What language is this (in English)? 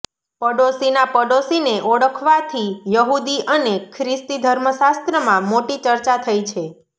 Gujarati